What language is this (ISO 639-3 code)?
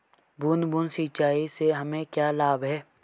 hin